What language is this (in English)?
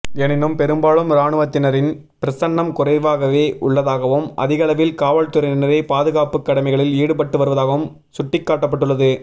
Tamil